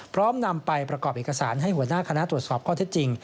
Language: Thai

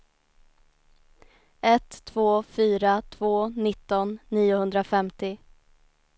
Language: Swedish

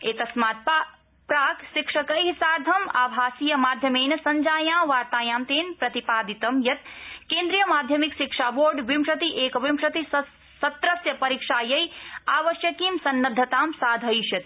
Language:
Sanskrit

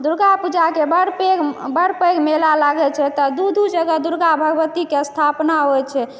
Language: Maithili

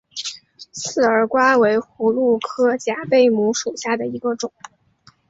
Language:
Chinese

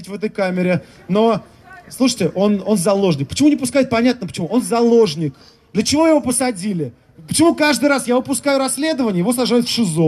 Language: Russian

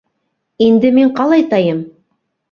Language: Bashkir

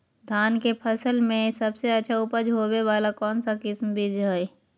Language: Magahi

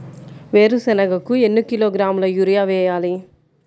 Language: Telugu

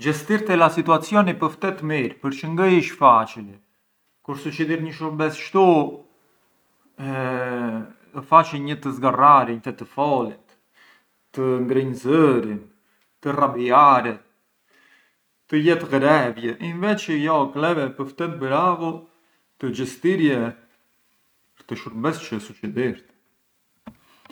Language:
Arbëreshë Albanian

